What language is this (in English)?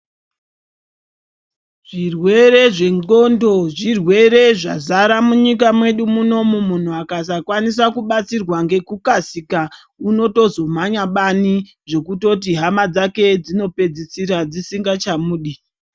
Ndau